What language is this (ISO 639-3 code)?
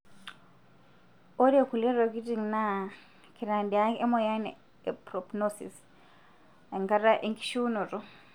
mas